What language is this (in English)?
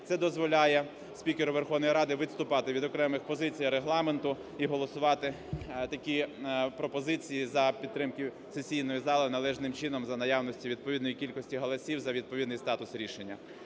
Ukrainian